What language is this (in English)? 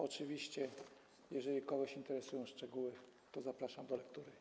Polish